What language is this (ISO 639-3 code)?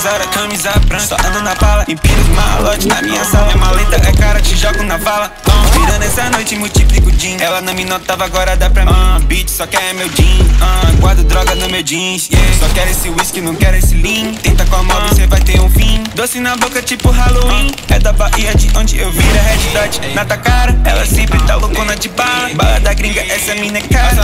ron